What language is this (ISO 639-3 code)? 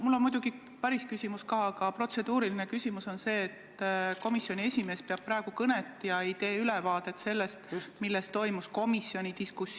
est